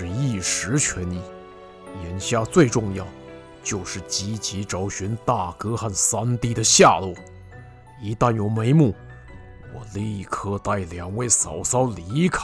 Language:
Chinese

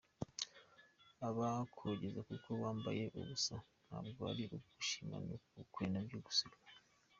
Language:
Kinyarwanda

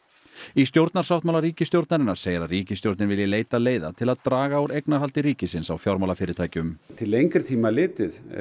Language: Icelandic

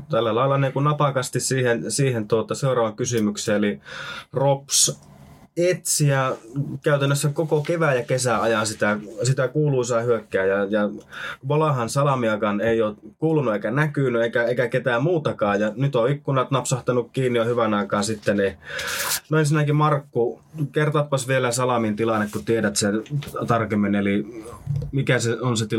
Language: Finnish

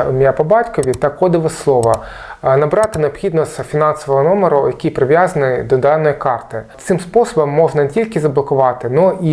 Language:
Ukrainian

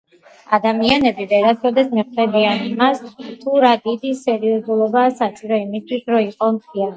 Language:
Georgian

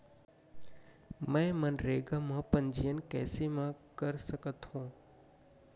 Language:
Chhattisgarhi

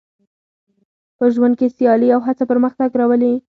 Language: Pashto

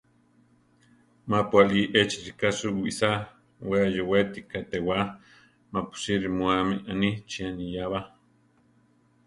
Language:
Central Tarahumara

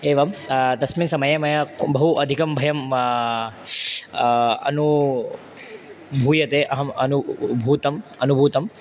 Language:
Sanskrit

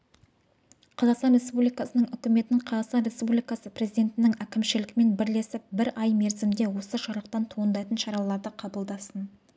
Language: Kazakh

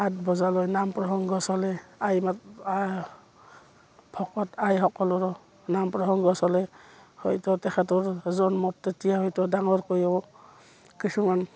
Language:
Assamese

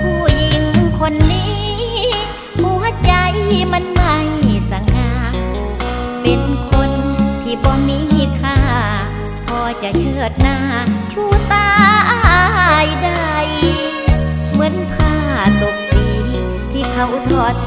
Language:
Thai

